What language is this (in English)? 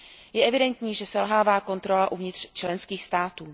Czech